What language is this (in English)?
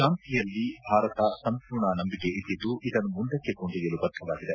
Kannada